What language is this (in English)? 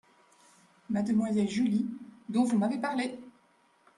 French